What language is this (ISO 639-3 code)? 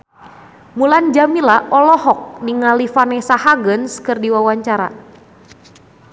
sun